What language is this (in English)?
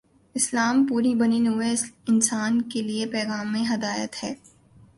Urdu